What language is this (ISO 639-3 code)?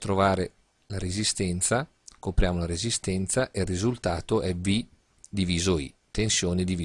ita